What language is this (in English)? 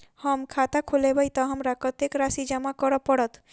Maithili